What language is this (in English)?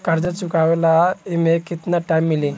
Bhojpuri